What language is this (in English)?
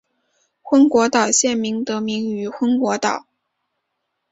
Chinese